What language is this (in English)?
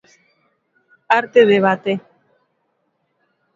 Galician